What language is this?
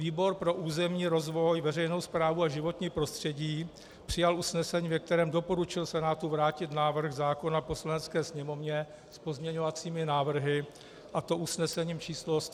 Czech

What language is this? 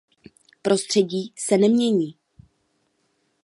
Czech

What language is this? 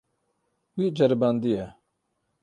Kurdish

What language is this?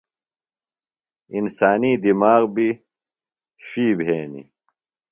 Phalura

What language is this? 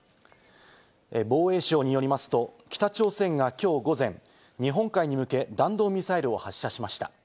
Japanese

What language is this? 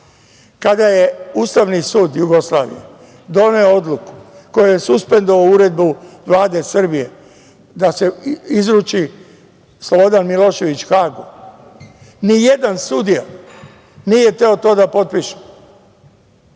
Serbian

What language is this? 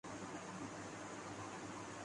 Urdu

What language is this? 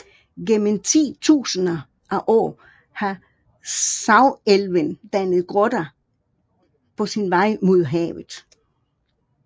Danish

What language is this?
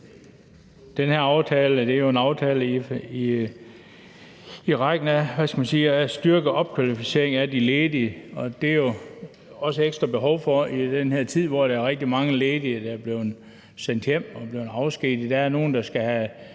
Danish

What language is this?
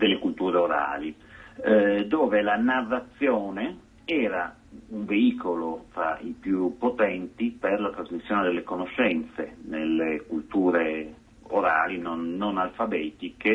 Italian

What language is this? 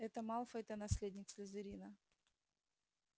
Russian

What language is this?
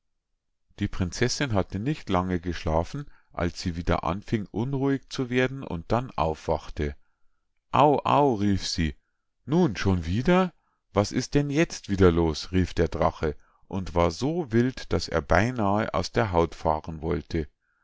German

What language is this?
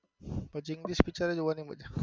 Gujarati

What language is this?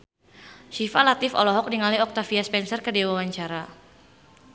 Sundanese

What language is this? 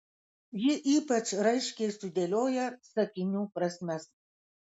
Lithuanian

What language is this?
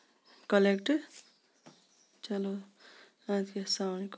Kashmiri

